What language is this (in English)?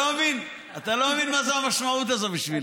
Hebrew